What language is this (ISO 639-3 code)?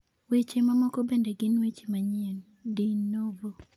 luo